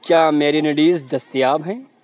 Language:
Urdu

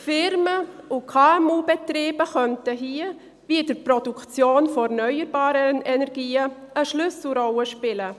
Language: Swiss German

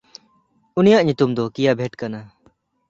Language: Santali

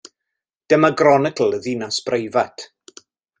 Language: Welsh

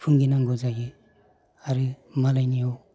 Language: Bodo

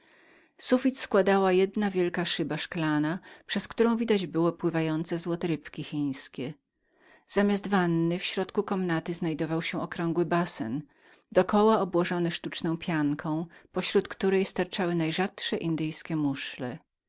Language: Polish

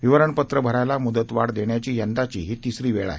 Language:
Marathi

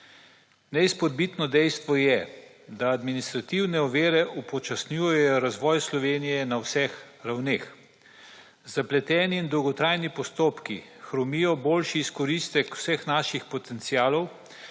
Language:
Slovenian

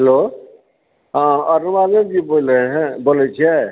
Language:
Maithili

